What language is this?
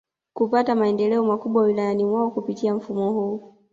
Swahili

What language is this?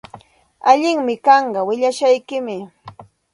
Santa Ana de Tusi Pasco Quechua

